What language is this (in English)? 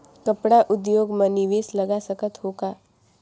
Chhattisgarhi